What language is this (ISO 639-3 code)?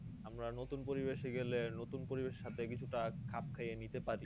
ben